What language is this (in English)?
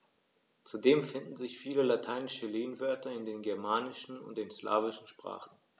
German